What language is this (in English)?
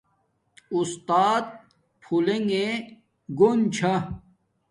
Domaaki